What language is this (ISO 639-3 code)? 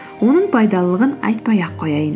kaz